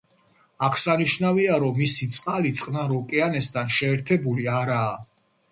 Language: Georgian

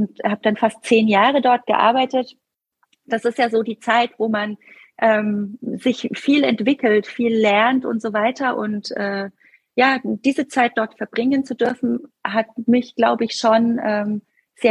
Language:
German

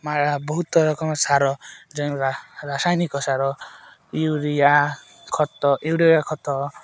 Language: Odia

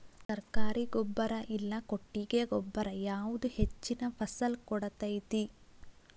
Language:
Kannada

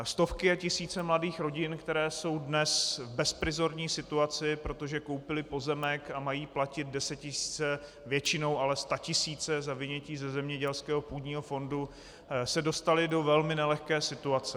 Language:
Czech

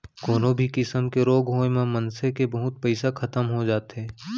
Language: Chhattisgarhi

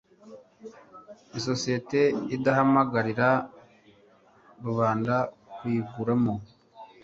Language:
Kinyarwanda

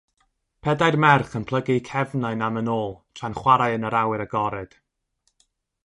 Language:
Welsh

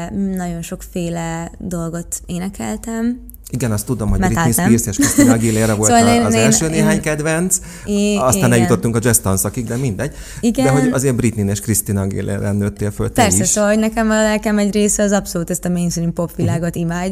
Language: Hungarian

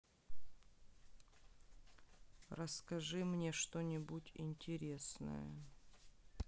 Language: Russian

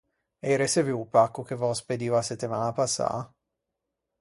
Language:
Ligurian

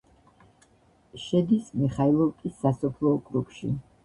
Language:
Georgian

